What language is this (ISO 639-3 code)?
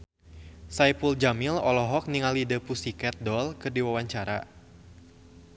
sun